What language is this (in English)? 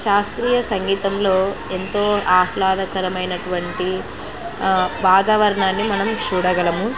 Telugu